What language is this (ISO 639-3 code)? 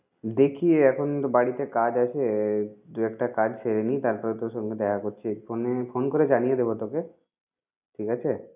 ben